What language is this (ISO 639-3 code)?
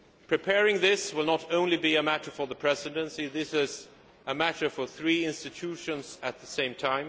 eng